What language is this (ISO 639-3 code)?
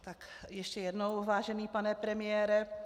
ces